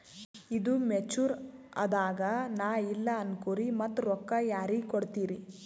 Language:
Kannada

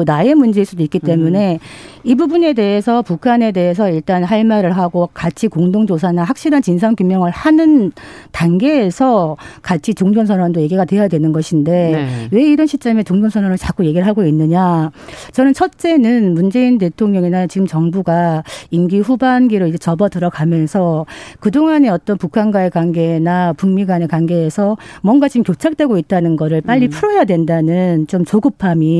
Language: Korean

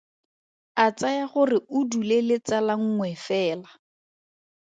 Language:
Tswana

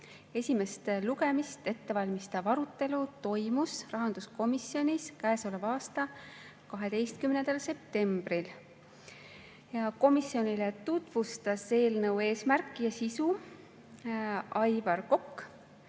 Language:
Estonian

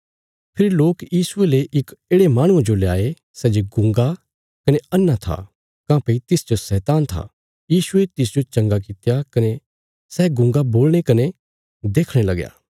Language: Bilaspuri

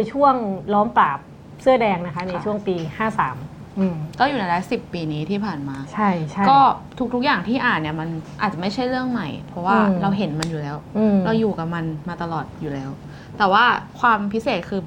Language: Thai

